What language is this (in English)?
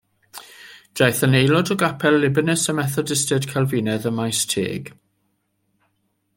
Welsh